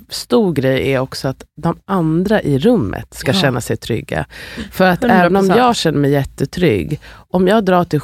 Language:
Swedish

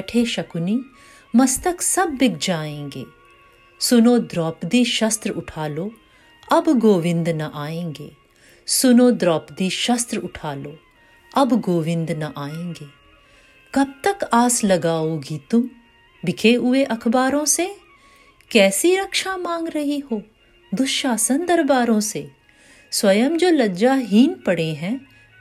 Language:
Hindi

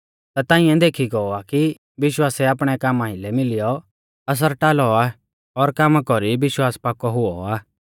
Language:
Mahasu Pahari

